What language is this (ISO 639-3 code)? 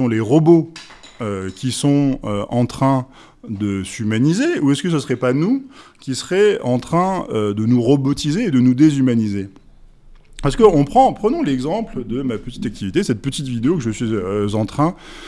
fra